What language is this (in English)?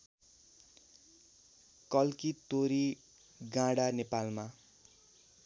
Nepali